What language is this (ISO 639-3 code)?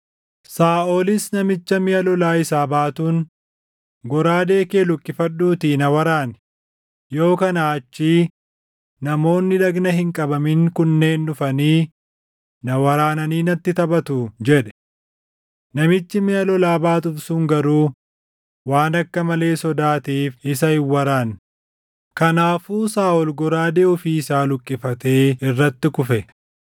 orm